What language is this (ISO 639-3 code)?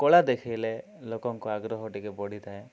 ori